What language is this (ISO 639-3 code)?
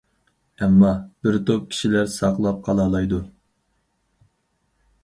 uig